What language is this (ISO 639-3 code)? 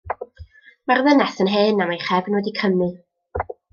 cym